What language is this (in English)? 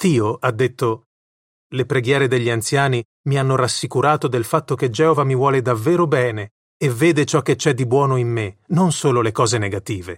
Italian